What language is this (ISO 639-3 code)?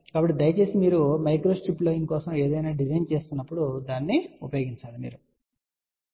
tel